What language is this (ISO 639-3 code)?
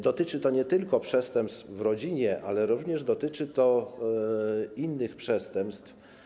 pol